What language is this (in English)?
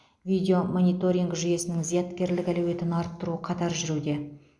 Kazakh